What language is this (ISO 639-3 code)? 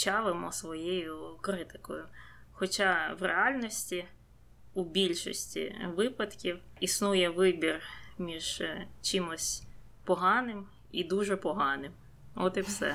ukr